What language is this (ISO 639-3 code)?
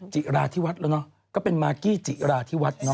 tha